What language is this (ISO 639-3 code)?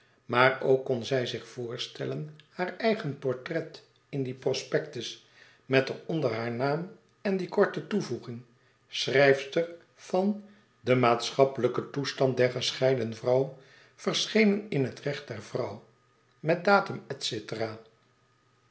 nld